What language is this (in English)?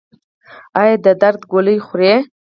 Pashto